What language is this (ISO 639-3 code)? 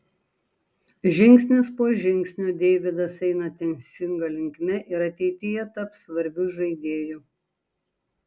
lit